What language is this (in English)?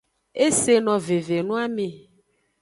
Aja (Benin)